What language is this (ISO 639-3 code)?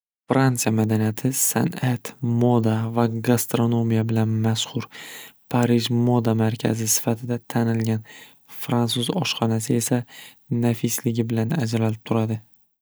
uzb